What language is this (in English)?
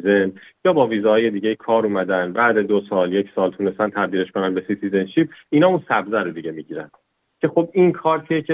Persian